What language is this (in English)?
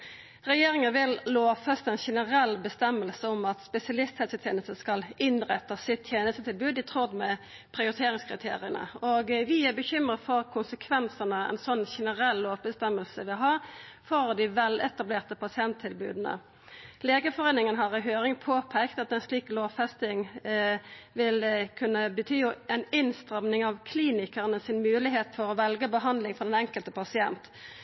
Norwegian Nynorsk